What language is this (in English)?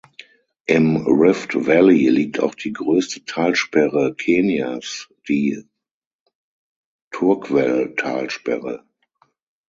German